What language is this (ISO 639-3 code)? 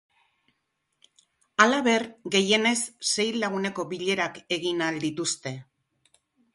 eus